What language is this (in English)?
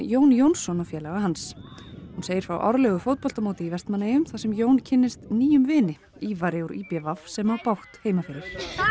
Icelandic